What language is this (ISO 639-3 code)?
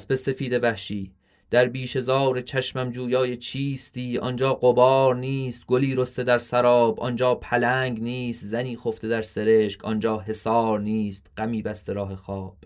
fas